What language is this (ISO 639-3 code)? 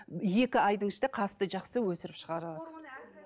kaz